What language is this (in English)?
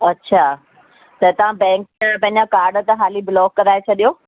Sindhi